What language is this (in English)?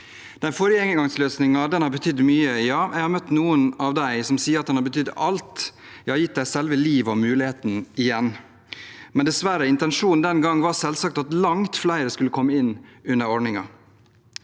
Norwegian